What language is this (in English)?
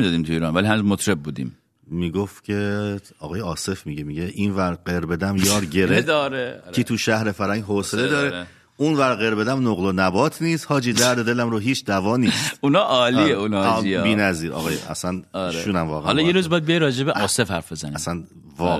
Persian